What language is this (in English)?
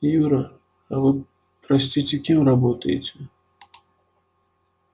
Russian